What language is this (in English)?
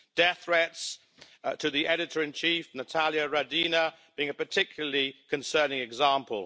English